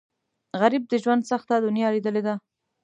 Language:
Pashto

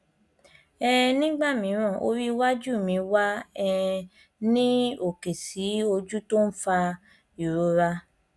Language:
Yoruba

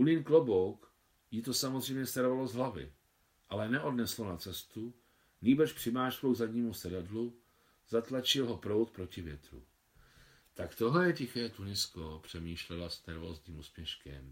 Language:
Czech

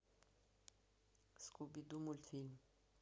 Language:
Russian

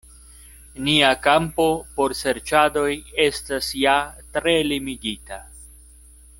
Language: Esperanto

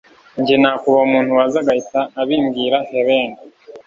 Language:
Kinyarwanda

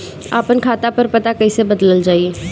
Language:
Bhojpuri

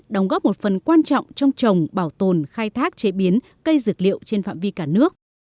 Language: Vietnamese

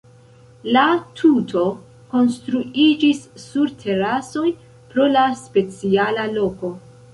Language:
Esperanto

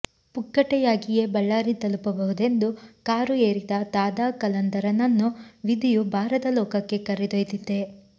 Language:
Kannada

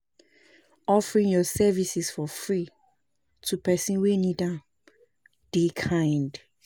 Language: Nigerian Pidgin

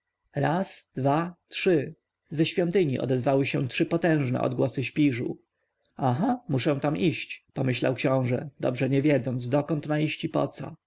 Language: Polish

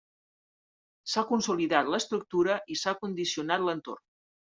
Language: Catalan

